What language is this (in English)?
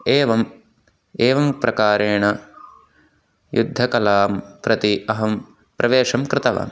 Sanskrit